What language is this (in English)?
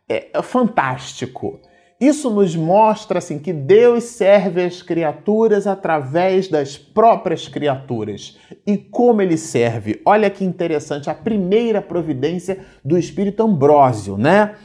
Portuguese